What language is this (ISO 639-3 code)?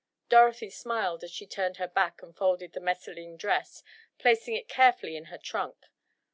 eng